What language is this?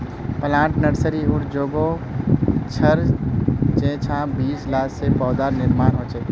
Magahi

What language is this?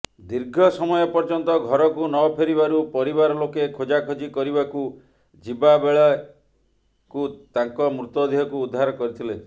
Odia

